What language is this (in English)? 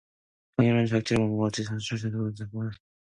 Korean